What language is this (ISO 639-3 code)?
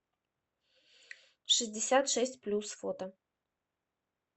rus